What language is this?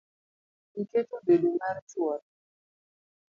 Luo (Kenya and Tanzania)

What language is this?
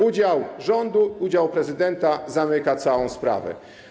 Polish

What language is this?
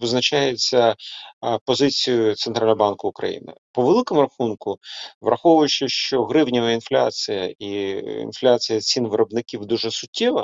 Ukrainian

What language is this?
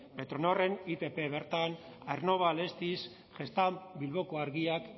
Basque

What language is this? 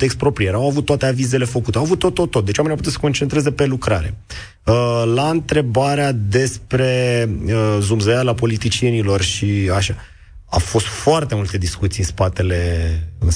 Romanian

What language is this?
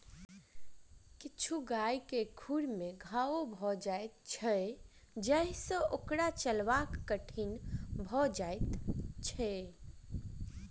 Maithili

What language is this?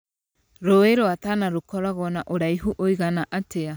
Kikuyu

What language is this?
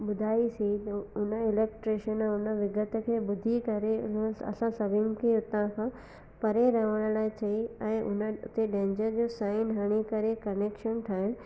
Sindhi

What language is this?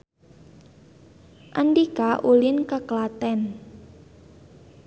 Sundanese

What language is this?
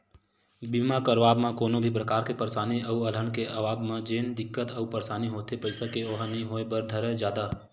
Chhattisgarhi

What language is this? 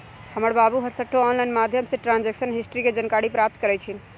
Magahi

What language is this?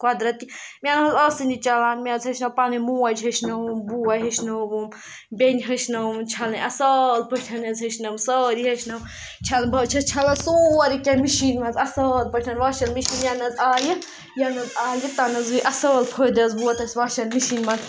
Kashmiri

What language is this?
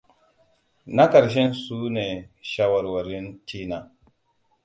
Hausa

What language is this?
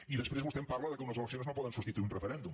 Catalan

